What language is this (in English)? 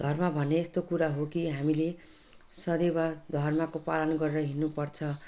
Nepali